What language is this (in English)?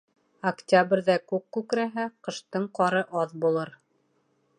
Bashkir